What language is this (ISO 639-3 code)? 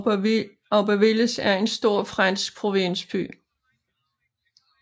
dan